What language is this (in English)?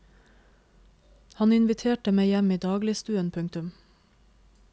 Norwegian